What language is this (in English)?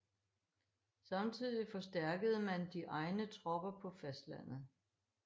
Danish